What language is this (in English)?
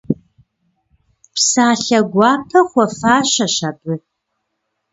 Kabardian